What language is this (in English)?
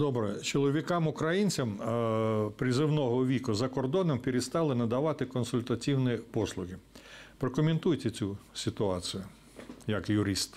Ukrainian